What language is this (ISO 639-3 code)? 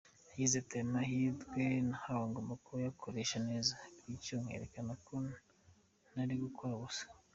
kin